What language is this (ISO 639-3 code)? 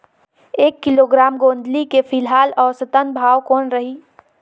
hne